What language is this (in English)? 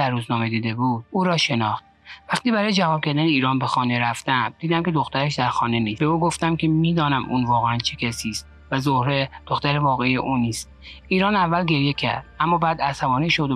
Persian